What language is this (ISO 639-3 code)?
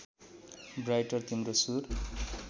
nep